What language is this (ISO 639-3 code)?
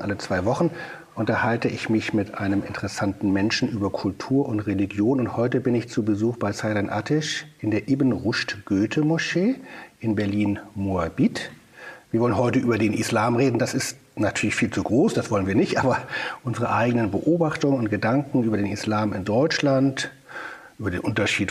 deu